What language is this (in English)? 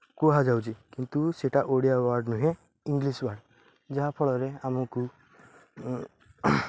Odia